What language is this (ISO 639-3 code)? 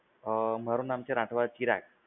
guj